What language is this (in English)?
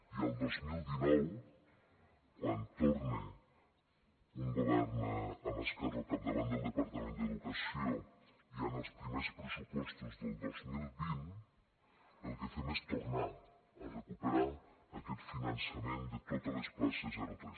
Catalan